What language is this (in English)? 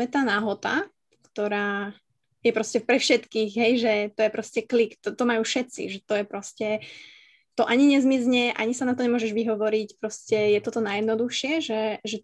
Slovak